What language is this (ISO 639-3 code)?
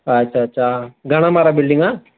snd